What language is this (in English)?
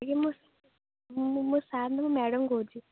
Odia